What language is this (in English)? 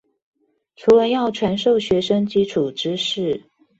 Chinese